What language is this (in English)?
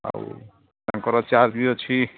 Odia